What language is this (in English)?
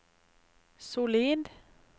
Norwegian